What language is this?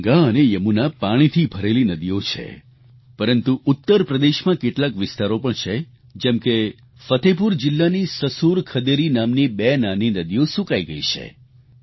Gujarati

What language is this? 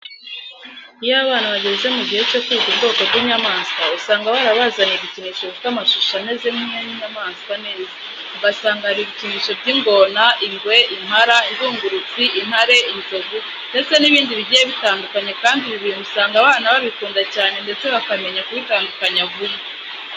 Kinyarwanda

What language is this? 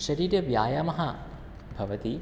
Sanskrit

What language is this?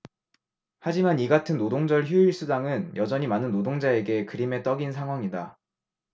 Korean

